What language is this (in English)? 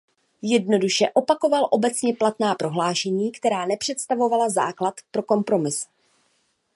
Czech